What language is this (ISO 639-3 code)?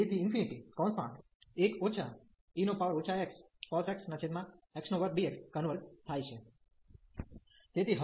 guj